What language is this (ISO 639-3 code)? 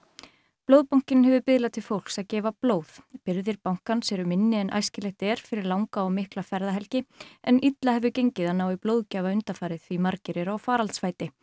isl